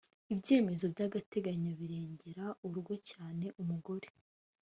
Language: Kinyarwanda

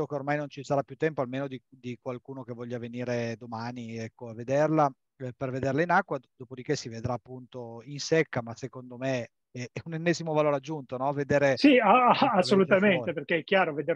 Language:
Italian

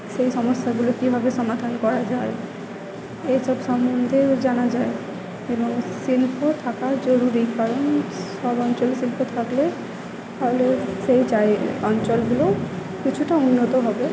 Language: Bangla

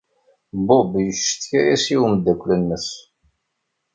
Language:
Kabyle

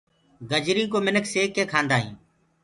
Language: Gurgula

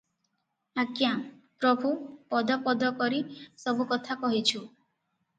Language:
Odia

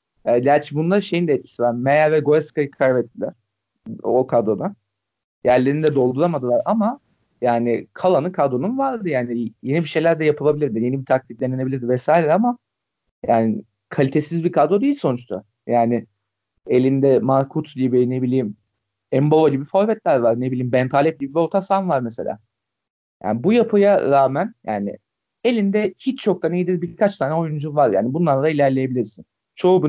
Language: Turkish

